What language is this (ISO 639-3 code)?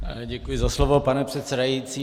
ces